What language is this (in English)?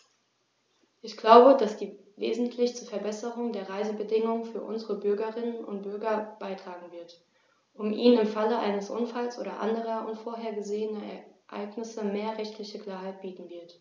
German